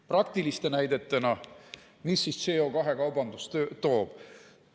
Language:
Estonian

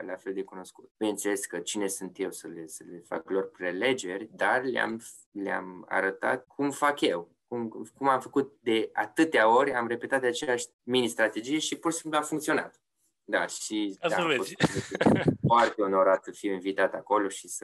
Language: Romanian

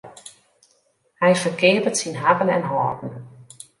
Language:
Western Frisian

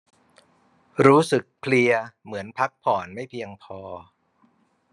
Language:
Thai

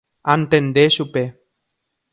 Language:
Guarani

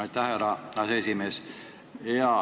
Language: Estonian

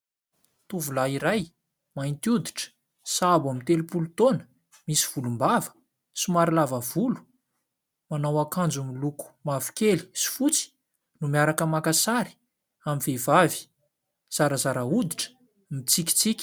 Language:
Malagasy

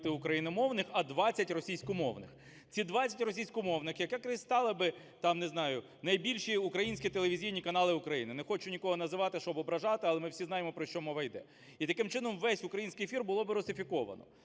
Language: Ukrainian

